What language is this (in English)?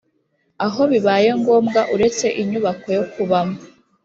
Kinyarwanda